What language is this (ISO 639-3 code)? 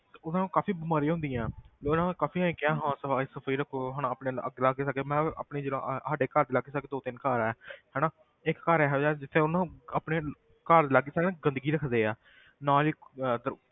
pan